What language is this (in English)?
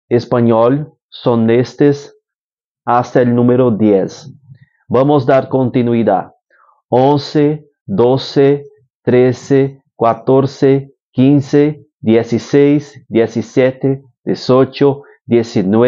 Spanish